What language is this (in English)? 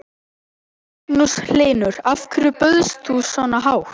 Icelandic